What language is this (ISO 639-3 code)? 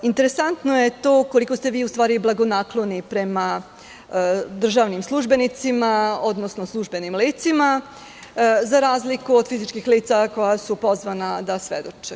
srp